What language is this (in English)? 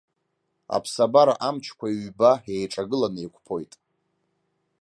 Abkhazian